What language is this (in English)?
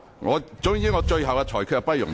Cantonese